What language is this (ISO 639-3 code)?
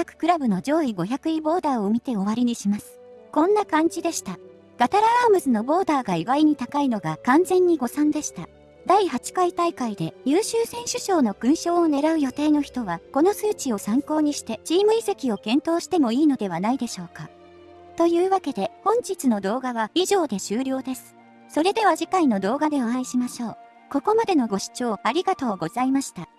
jpn